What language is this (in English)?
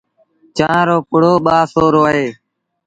Sindhi Bhil